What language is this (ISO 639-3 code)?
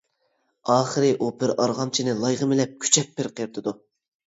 uig